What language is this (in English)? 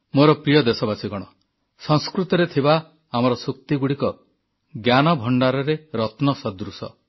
Odia